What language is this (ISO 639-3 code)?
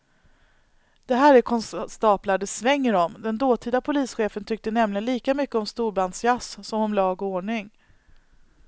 swe